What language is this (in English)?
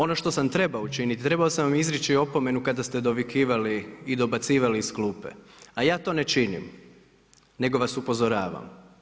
Croatian